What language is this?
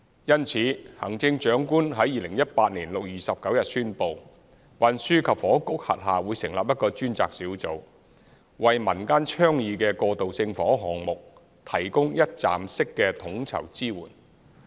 Cantonese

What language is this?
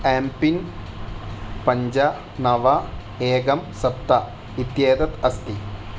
Sanskrit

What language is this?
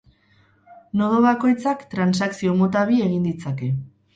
Basque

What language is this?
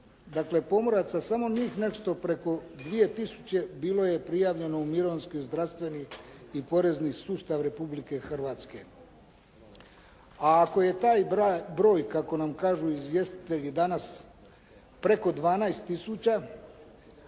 Croatian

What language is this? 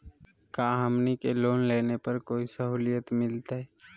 Magahi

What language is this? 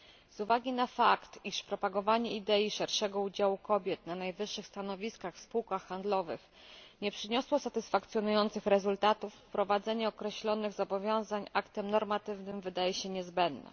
Polish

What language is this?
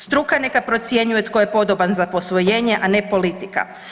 Croatian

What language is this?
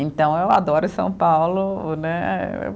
Portuguese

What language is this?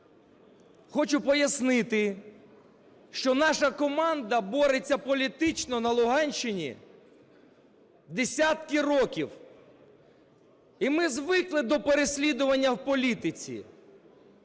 Ukrainian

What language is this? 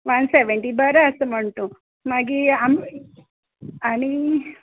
Konkani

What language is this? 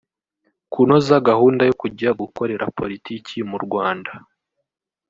Kinyarwanda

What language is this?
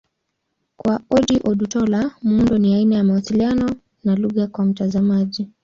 Swahili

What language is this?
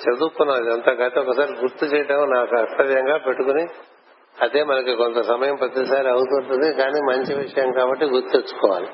Telugu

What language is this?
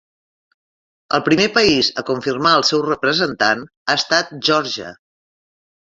Catalan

